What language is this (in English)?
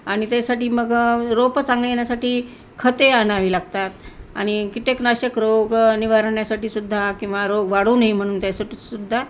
Marathi